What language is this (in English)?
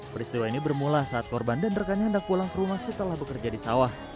Indonesian